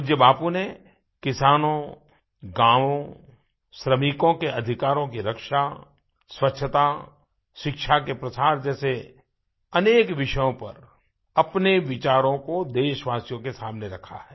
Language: Hindi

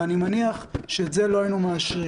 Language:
Hebrew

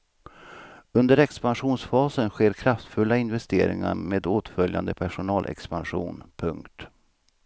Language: Swedish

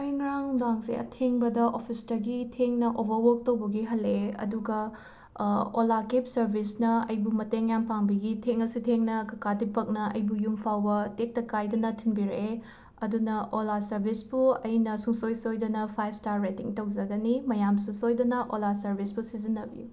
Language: Manipuri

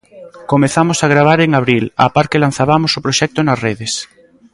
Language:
Galician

